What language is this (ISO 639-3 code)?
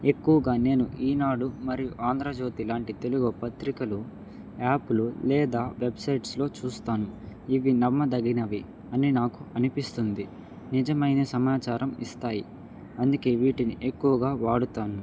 tel